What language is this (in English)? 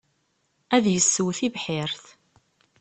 Kabyle